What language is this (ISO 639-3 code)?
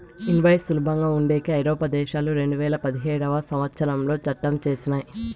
tel